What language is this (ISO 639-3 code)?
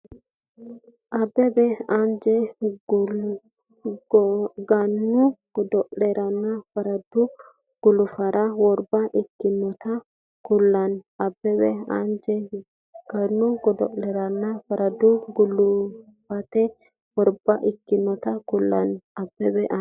sid